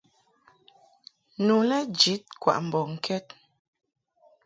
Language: Mungaka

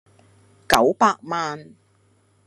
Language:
Cantonese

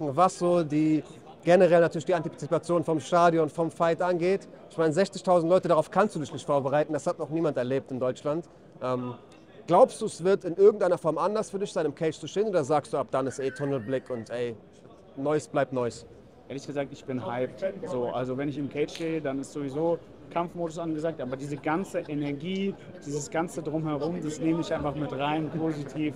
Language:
German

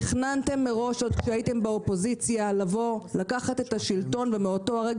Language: Hebrew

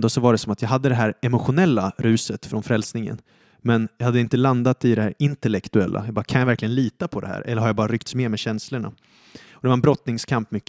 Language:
Swedish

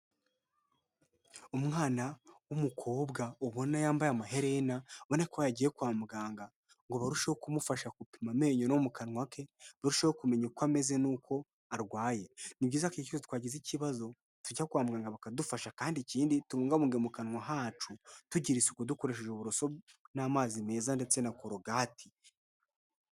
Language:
Kinyarwanda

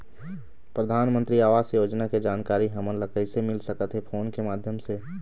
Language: Chhattisgarhi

